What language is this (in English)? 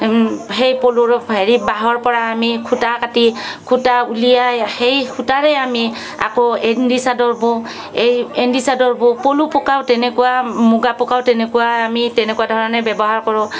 Assamese